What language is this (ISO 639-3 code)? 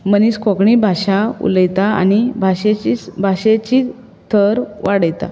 kok